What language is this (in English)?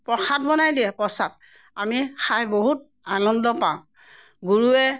Assamese